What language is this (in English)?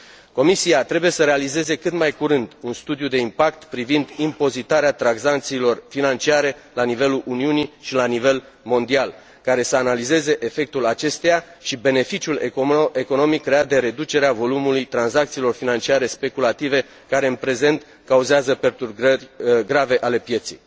Romanian